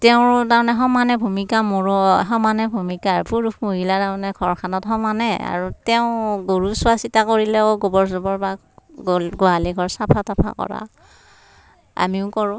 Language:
Assamese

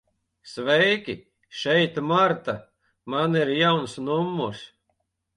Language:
Latvian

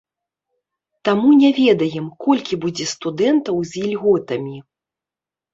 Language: Belarusian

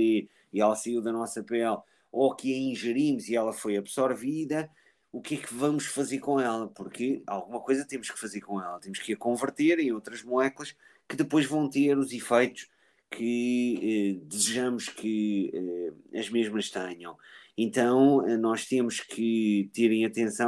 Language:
Portuguese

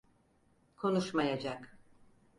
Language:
Turkish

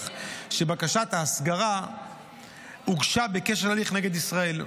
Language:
Hebrew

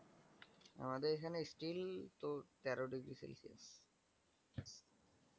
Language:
Bangla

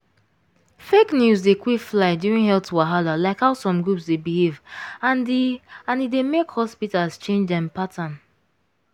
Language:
Nigerian Pidgin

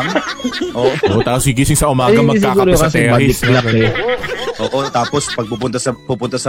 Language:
Filipino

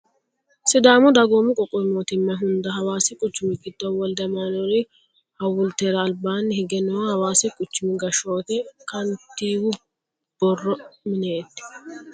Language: Sidamo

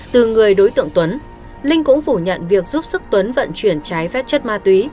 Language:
Vietnamese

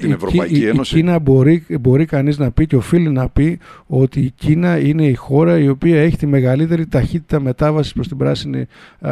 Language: Greek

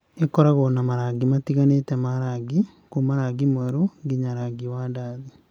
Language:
Kikuyu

